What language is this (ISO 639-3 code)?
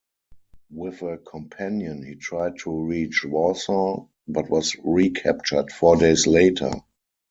eng